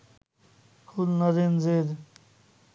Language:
Bangla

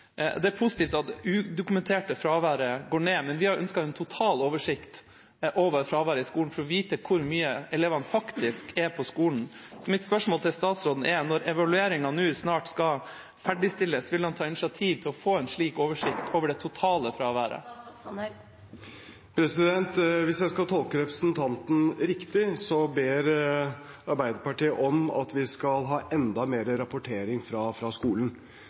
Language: Norwegian Bokmål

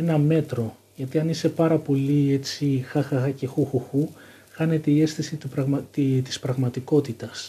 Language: Greek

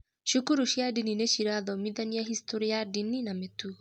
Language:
Kikuyu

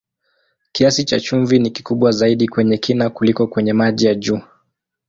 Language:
Swahili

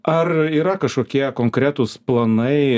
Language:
Lithuanian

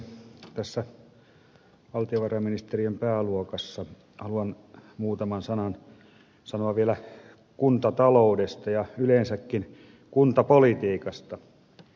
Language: Finnish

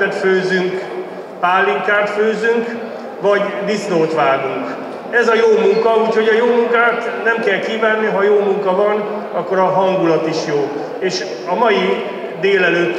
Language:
Hungarian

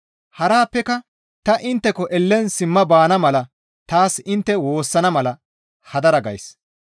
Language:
Gamo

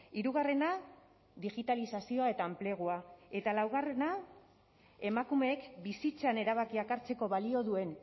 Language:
Basque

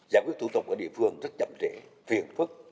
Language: Vietnamese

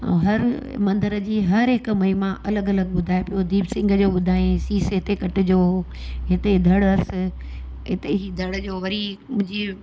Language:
Sindhi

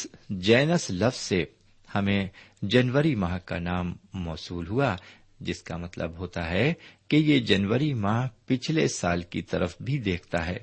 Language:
Urdu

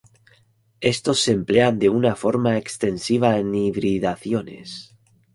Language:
Spanish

